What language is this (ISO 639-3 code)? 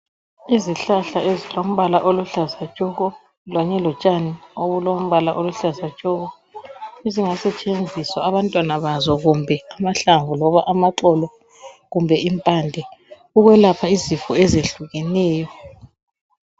nde